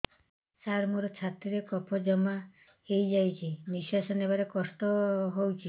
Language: Odia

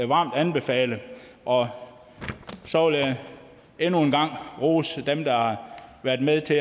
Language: Danish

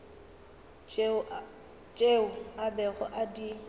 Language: Northern Sotho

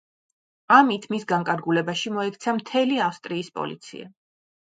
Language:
Georgian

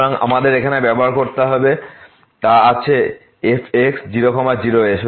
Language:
Bangla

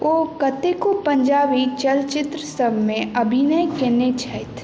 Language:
Maithili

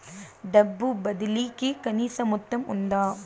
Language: Telugu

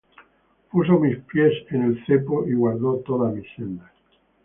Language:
Spanish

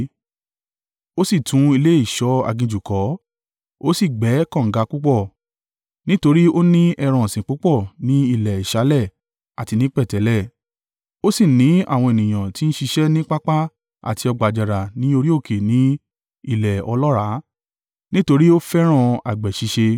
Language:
Yoruba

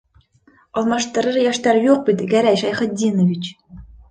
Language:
Bashkir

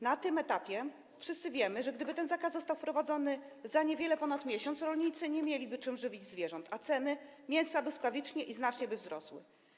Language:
Polish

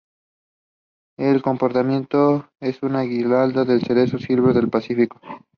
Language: English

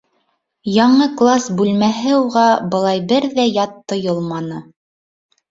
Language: Bashkir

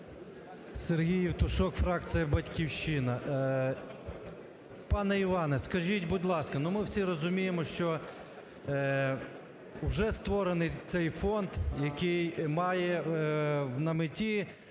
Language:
Ukrainian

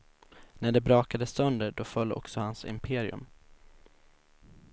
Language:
Swedish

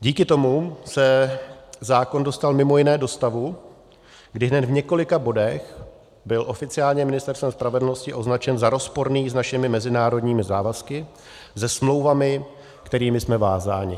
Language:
Czech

